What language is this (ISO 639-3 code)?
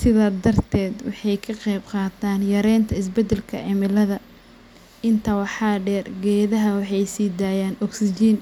som